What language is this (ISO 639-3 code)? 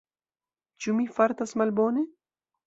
epo